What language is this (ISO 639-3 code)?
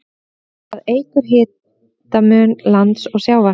isl